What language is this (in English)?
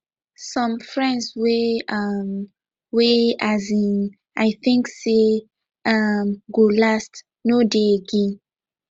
Nigerian Pidgin